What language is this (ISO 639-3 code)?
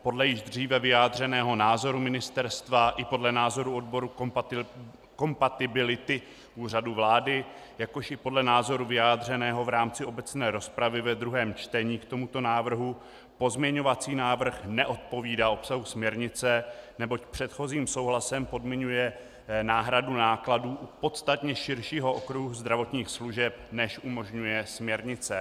ces